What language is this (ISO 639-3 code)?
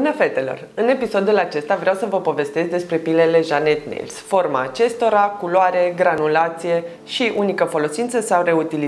ron